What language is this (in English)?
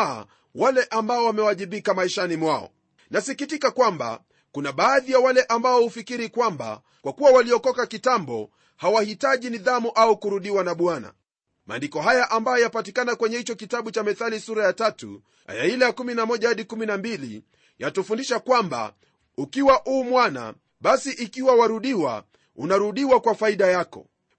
Swahili